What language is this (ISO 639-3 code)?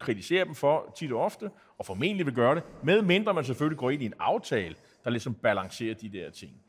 dan